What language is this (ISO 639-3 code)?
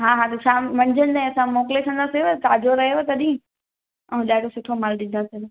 snd